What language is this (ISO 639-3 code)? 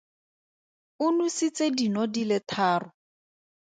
tsn